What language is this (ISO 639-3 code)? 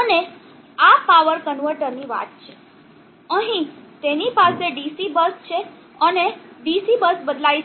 guj